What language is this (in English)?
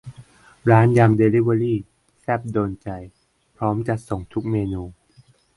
Thai